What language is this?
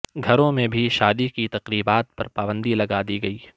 Urdu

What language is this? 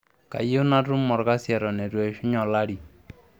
Masai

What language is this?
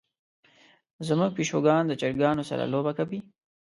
Pashto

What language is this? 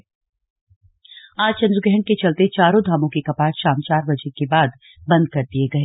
Hindi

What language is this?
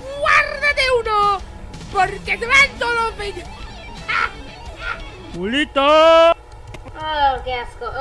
Spanish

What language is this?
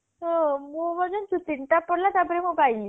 Odia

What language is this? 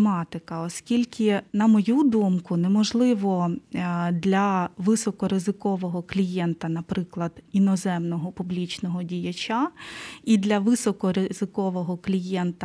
Ukrainian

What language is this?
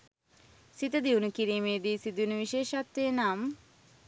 Sinhala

